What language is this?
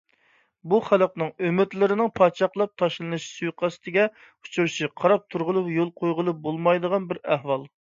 Uyghur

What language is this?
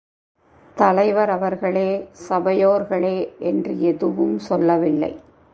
Tamil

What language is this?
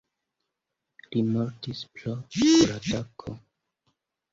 Esperanto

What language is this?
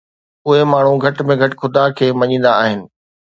Sindhi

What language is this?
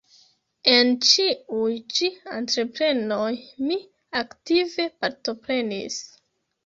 Esperanto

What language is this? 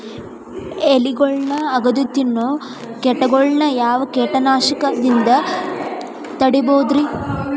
Kannada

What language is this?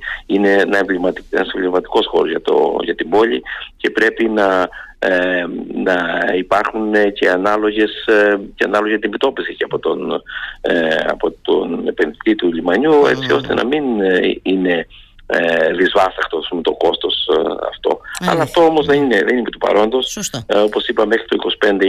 Greek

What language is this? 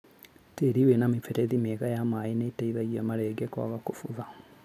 Kikuyu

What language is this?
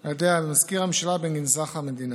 Hebrew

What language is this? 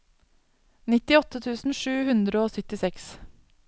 Norwegian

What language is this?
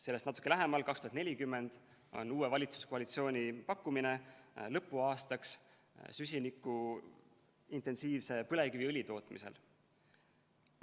Estonian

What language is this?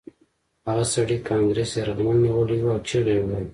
Pashto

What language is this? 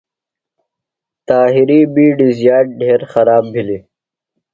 Phalura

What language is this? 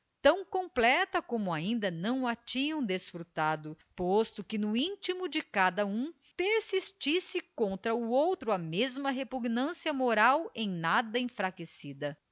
Portuguese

